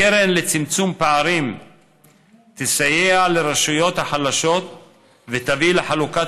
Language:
Hebrew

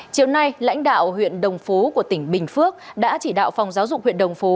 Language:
Vietnamese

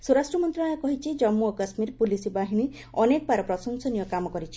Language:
Odia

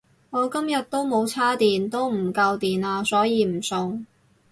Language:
Cantonese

